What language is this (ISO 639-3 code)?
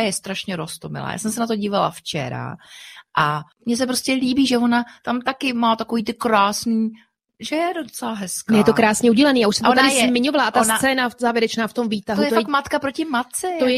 ces